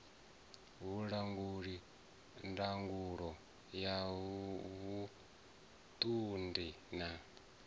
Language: Venda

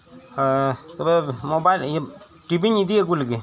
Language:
Santali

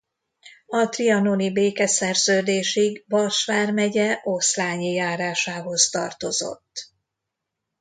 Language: Hungarian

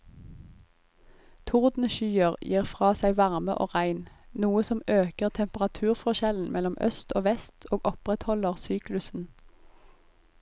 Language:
Norwegian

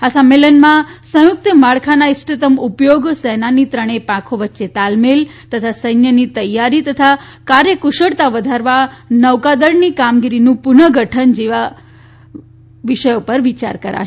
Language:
Gujarati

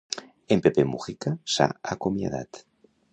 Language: Catalan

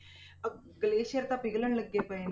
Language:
Punjabi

